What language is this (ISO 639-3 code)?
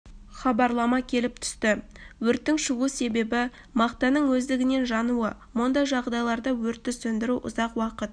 kaz